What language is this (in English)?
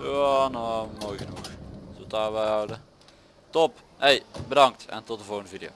Dutch